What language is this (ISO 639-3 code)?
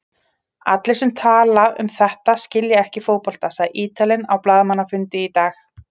isl